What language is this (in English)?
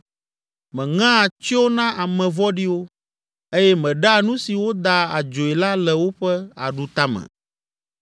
Ewe